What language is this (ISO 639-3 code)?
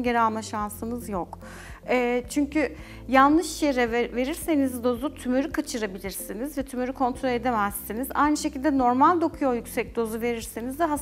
tur